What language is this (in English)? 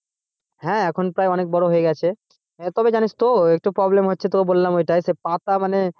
Bangla